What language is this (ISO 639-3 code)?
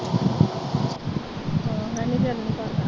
pan